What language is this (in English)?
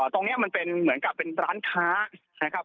Thai